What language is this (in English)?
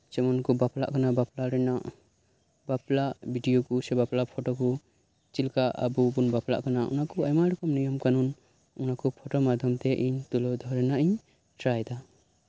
Santali